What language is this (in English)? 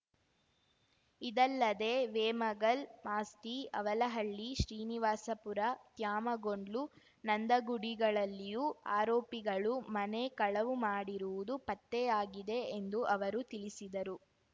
Kannada